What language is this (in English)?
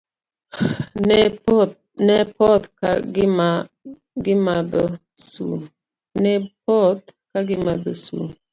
Luo (Kenya and Tanzania)